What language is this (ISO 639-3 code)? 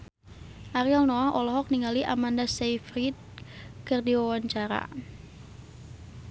sun